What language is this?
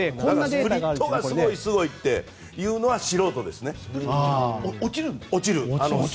Japanese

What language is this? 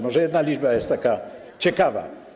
Polish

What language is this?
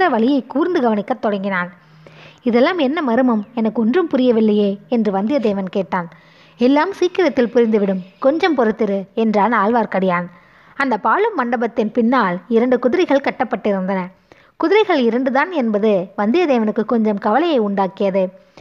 Tamil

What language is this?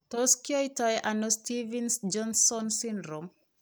Kalenjin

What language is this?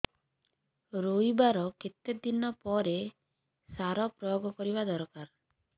Odia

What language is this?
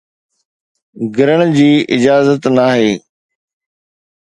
Sindhi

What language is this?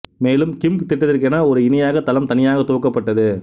Tamil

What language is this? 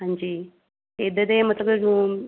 Dogri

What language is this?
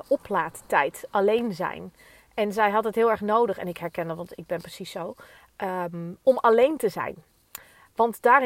Dutch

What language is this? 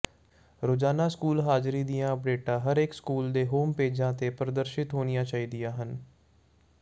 Punjabi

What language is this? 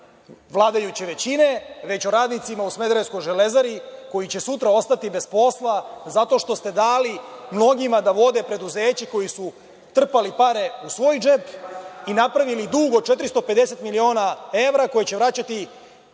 Serbian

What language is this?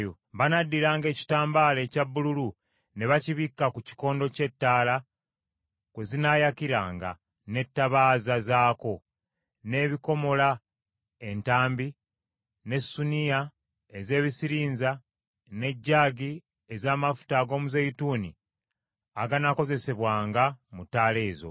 Ganda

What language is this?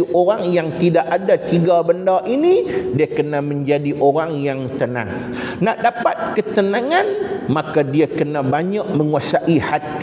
Malay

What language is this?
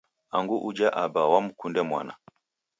Taita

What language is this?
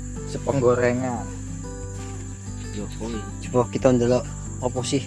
Indonesian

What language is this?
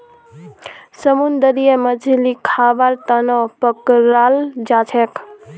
Magahi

